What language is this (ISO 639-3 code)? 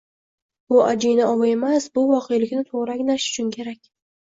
uzb